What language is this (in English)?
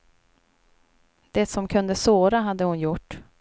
Swedish